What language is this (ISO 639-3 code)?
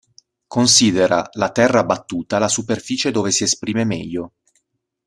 ita